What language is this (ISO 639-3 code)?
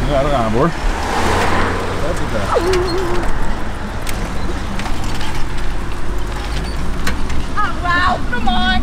nld